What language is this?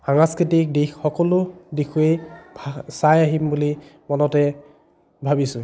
Assamese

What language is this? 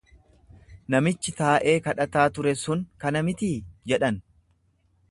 Oromo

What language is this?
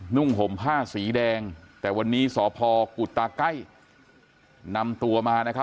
Thai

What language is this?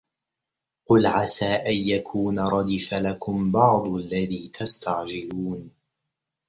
Arabic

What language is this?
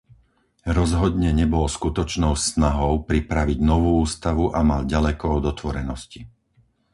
Slovak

